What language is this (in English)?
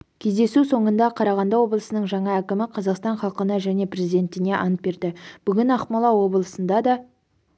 Kazakh